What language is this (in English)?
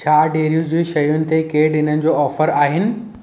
Sindhi